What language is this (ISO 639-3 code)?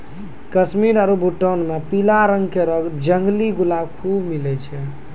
mai